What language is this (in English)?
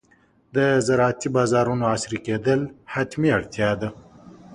Pashto